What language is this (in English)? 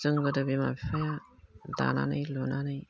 Bodo